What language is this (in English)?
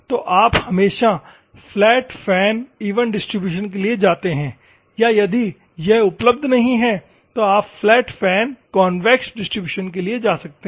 Hindi